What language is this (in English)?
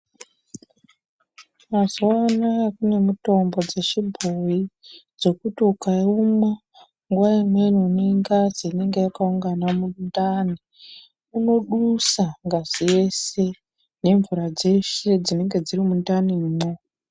Ndau